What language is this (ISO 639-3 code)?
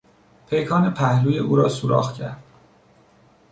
fas